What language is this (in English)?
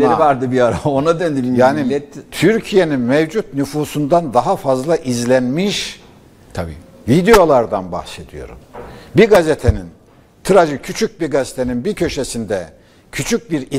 Turkish